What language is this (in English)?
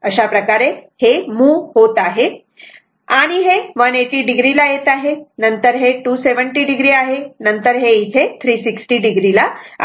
Marathi